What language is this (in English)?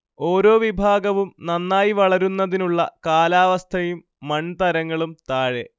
Malayalam